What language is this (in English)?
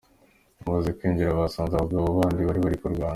Kinyarwanda